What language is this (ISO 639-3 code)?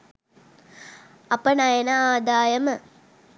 sin